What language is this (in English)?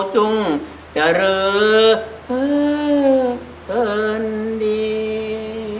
Thai